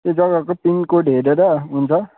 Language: Nepali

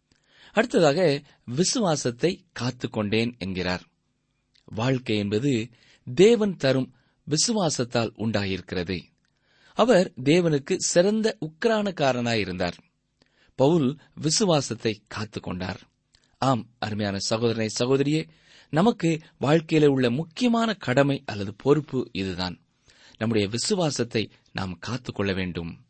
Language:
Tamil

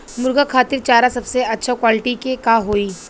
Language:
Bhojpuri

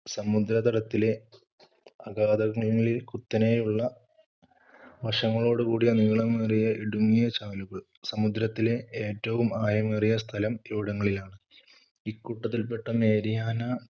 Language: Malayalam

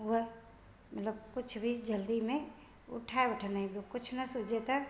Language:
Sindhi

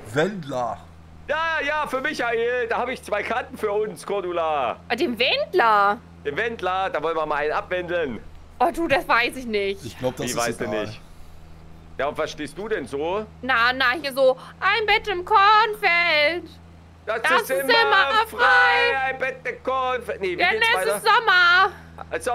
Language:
German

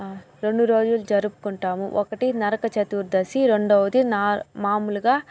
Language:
Telugu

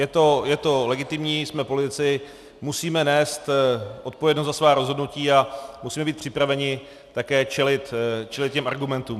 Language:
Czech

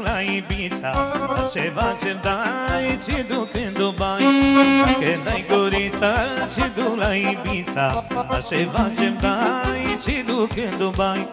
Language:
Romanian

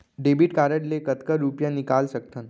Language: Chhattisgarhi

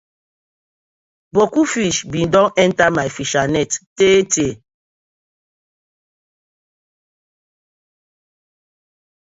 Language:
Nigerian Pidgin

